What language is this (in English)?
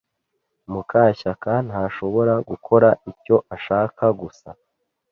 Kinyarwanda